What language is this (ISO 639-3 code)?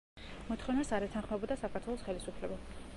kat